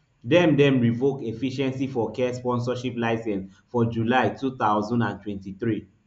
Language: Nigerian Pidgin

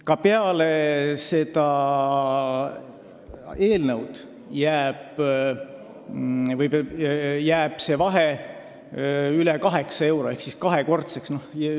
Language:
Estonian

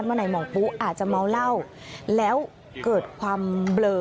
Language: Thai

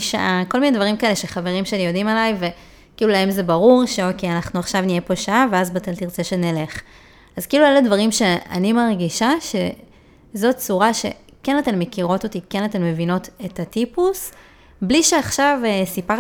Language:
Hebrew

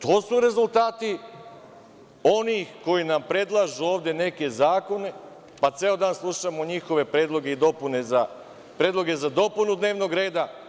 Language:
Serbian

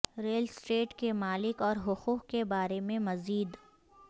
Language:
Urdu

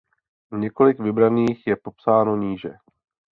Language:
Czech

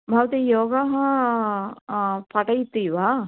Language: Sanskrit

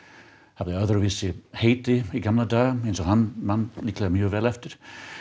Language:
Icelandic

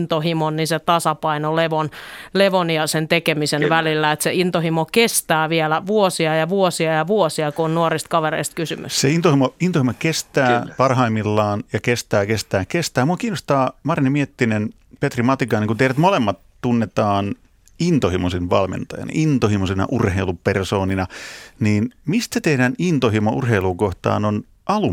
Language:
Finnish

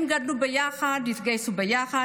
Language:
Hebrew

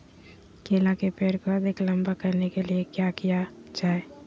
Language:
Magahi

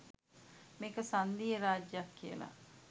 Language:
Sinhala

